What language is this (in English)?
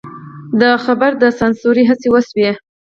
Pashto